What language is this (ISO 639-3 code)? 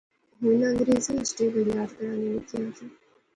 phr